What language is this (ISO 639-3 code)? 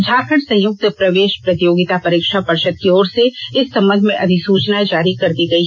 hin